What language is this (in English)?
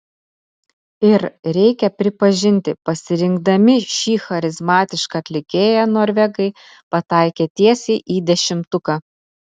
Lithuanian